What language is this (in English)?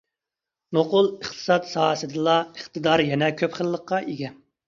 Uyghur